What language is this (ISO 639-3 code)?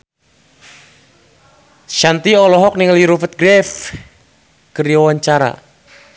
sun